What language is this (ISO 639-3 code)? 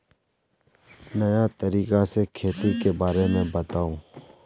mag